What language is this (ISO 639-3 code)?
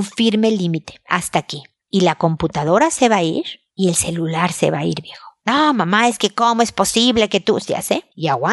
spa